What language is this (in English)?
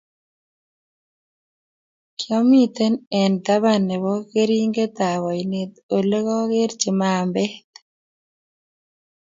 Kalenjin